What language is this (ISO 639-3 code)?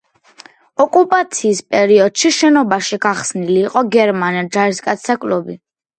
kat